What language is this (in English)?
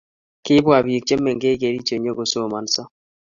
Kalenjin